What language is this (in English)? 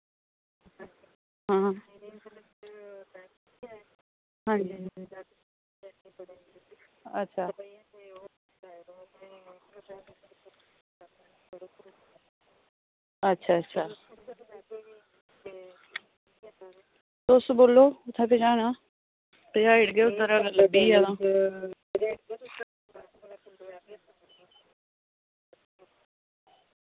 Dogri